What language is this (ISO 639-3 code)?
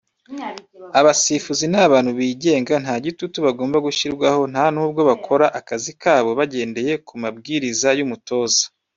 kin